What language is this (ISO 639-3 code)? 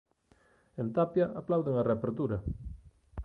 glg